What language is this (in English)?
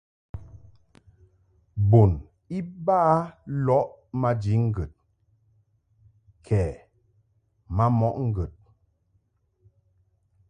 Mungaka